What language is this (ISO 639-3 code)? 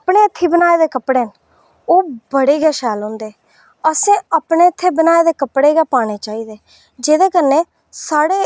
doi